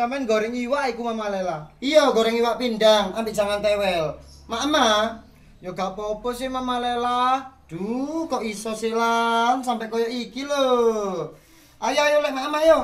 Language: Indonesian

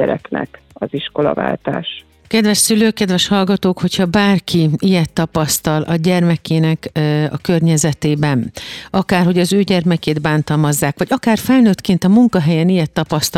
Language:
Hungarian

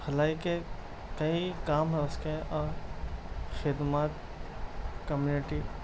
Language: Urdu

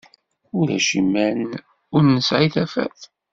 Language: Kabyle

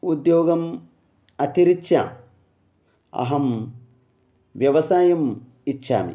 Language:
Sanskrit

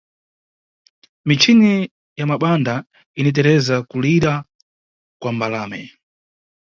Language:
Nyungwe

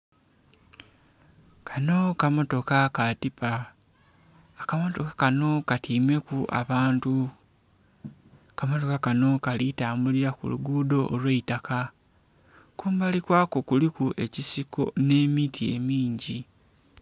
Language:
Soga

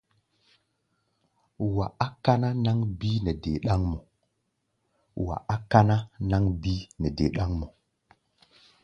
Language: Gbaya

